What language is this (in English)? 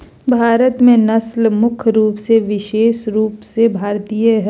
Magahi